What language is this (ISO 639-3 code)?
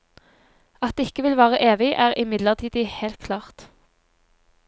nor